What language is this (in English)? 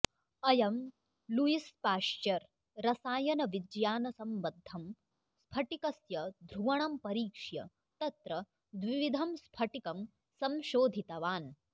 Sanskrit